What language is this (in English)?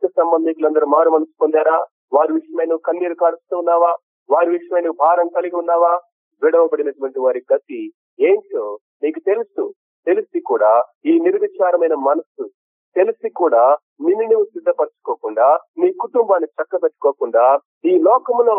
Telugu